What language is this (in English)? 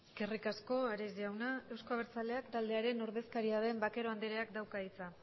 Basque